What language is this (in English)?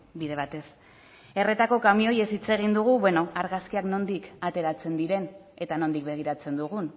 Basque